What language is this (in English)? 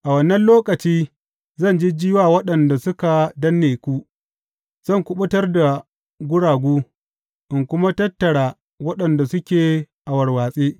Hausa